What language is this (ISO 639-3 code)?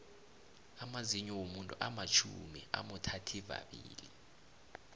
nbl